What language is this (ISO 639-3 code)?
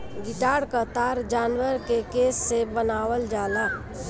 bho